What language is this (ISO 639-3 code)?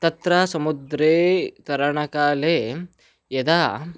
san